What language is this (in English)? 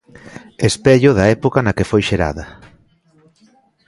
Galician